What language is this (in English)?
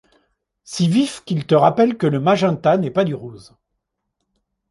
French